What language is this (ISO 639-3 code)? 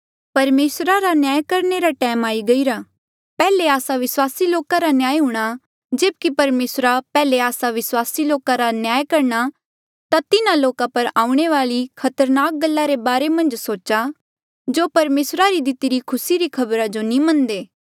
mjl